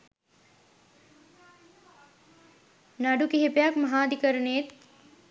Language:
Sinhala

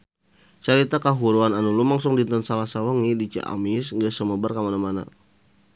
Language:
Sundanese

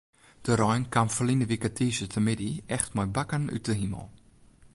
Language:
Western Frisian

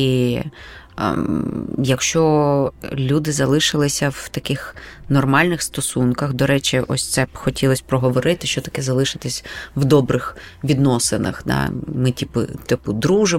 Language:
Ukrainian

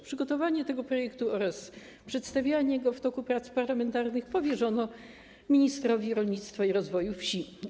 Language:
Polish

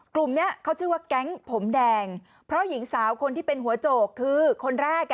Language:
Thai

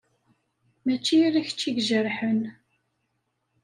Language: Kabyle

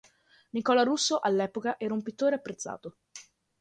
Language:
Italian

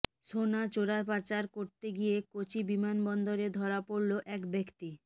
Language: Bangla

